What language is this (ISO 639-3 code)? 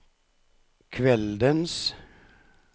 nor